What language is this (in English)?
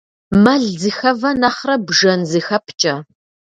Kabardian